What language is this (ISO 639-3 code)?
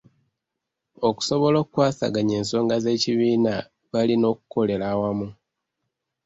lug